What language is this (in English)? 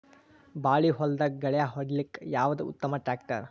Kannada